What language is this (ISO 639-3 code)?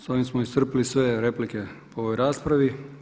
hrv